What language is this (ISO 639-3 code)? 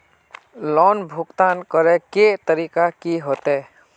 mag